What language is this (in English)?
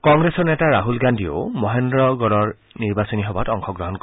Assamese